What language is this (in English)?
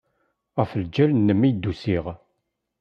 Kabyle